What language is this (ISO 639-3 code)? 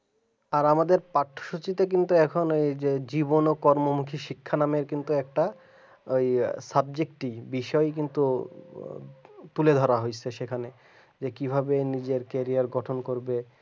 ben